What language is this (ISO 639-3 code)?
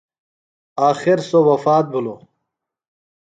phl